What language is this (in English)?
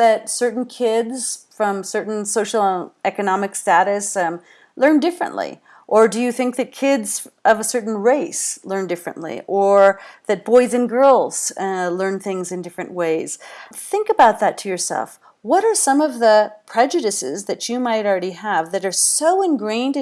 English